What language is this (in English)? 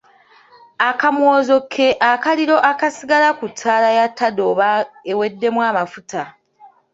Ganda